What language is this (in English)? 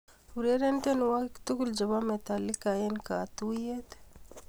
Kalenjin